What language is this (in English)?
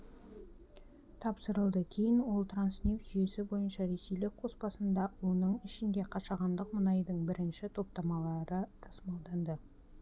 Kazakh